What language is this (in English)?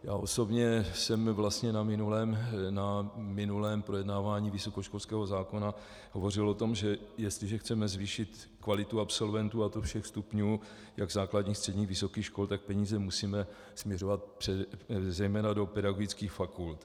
Czech